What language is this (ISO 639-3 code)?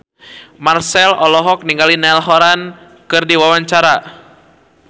sun